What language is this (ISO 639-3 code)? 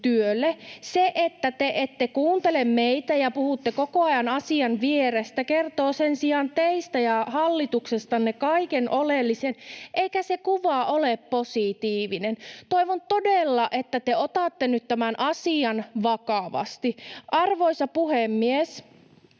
fin